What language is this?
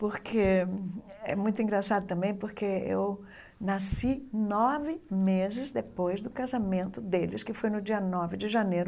Portuguese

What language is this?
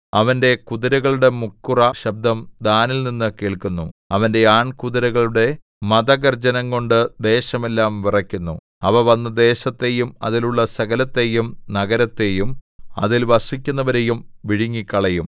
Malayalam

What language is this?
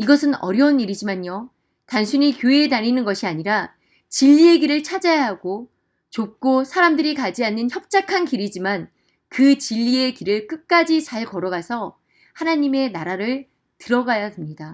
Korean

